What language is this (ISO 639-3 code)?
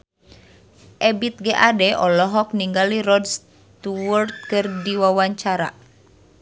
sun